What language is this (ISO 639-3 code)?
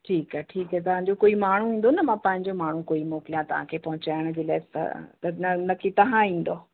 snd